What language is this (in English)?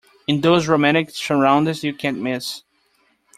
English